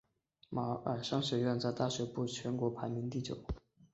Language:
Chinese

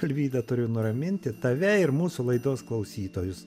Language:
Lithuanian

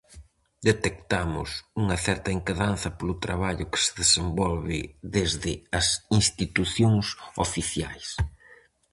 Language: Galician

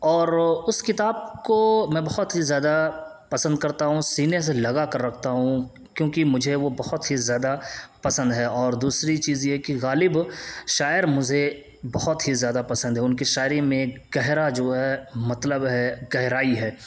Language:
Urdu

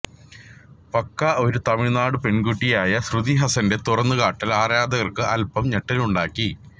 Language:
Malayalam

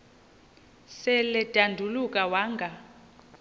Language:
Xhosa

